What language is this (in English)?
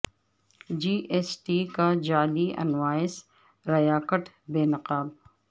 Urdu